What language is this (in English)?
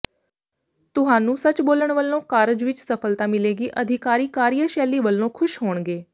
Punjabi